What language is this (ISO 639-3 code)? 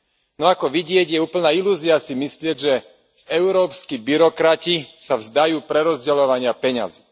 slk